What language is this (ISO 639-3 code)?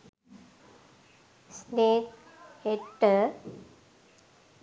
sin